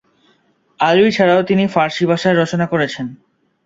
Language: Bangla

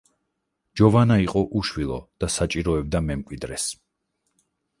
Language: Georgian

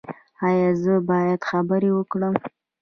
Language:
Pashto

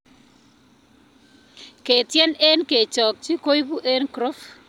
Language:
Kalenjin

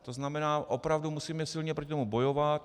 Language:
Czech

